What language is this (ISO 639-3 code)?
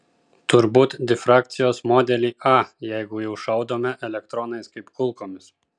lit